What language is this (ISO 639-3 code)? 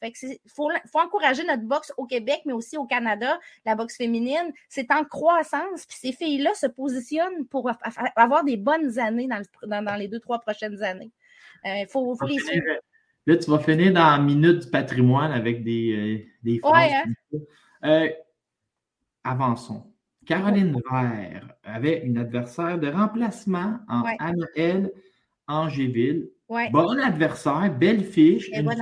fra